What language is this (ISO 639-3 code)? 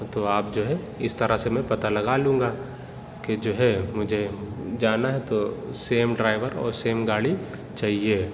urd